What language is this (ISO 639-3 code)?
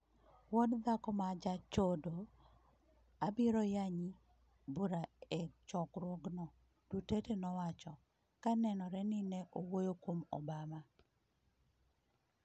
luo